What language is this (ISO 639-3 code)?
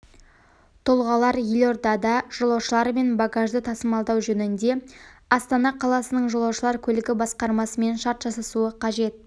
kaz